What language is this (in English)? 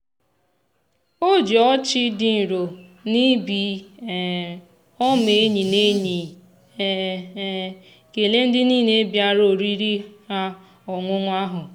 Igbo